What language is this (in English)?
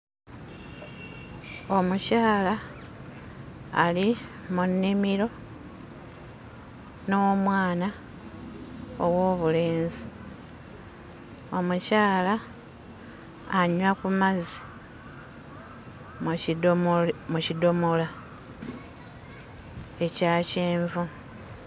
Ganda